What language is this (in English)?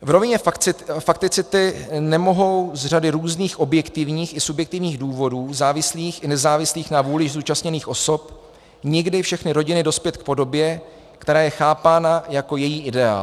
Czech